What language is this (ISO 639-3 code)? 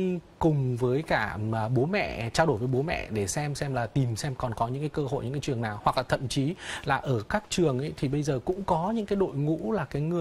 vie